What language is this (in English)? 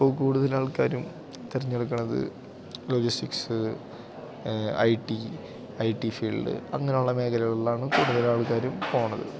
Malayalam